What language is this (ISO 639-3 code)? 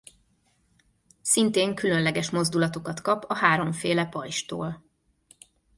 hun